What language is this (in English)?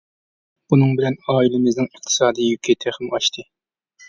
Uyghur